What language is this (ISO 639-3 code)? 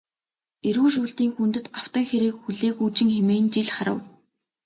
mon